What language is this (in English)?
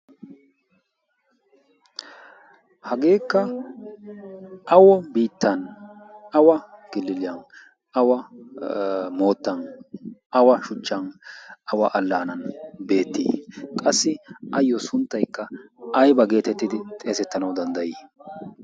Wolaytta